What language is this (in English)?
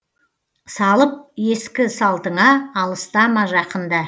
Kazakh